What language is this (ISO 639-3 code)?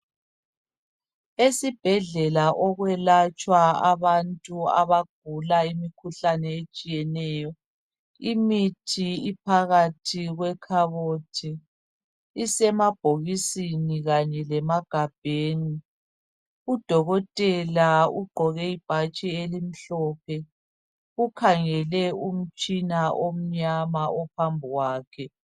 nde